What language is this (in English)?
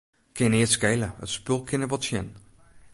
Western Frisian